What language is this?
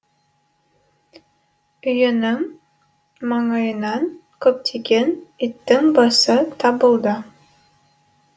Kazakh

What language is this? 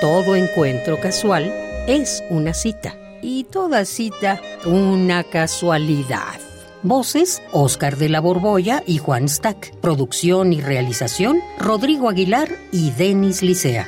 Spanish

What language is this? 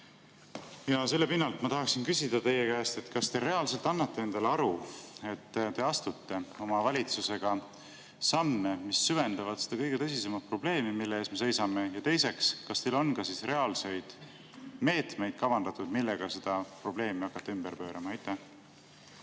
Estonian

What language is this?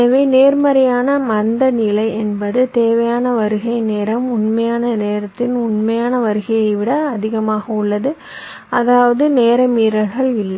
Tamil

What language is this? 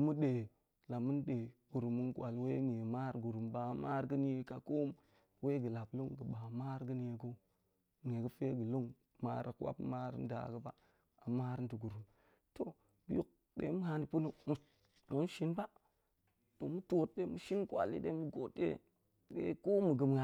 Goemai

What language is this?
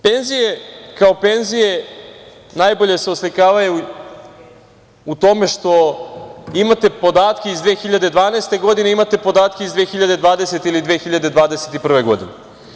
Serbian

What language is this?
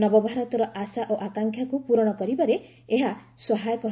Odia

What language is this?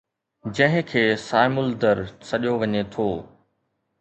Sindhi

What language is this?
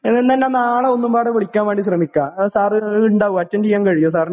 Malayalam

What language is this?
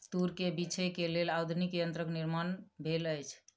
Maithili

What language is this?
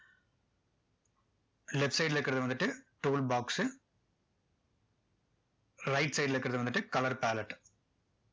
Tamil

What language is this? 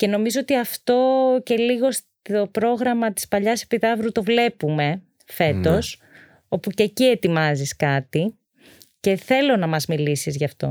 Greek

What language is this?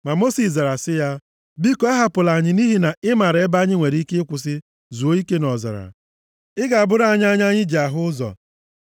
Igbo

